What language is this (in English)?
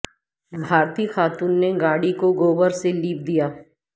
Urdu